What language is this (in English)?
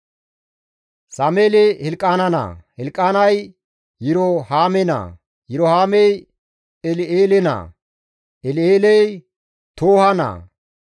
Gamo